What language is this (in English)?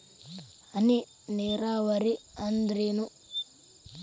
Kannada